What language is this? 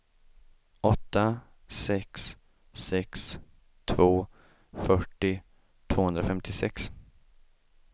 Swedish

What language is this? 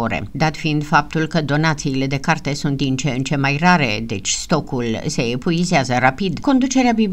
Romanian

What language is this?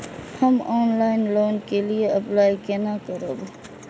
Maithili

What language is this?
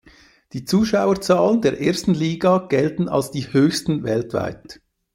German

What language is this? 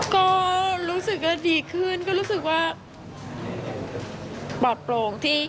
Thai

